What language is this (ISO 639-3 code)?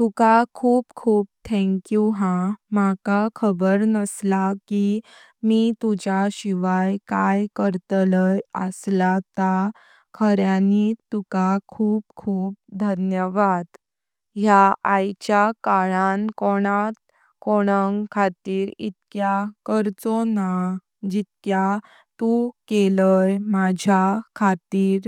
kok